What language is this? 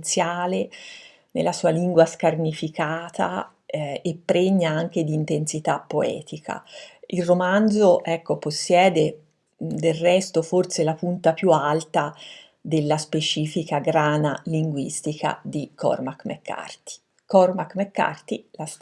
Italian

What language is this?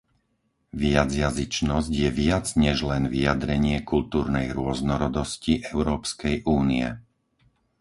Slovak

